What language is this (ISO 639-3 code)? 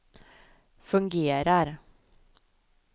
swe